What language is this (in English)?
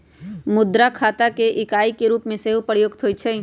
Magahi